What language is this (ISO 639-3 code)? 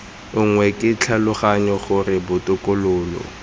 tsn